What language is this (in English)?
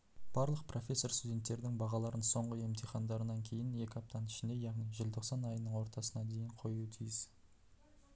Kazakh